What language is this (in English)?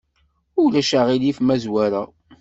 Kabyle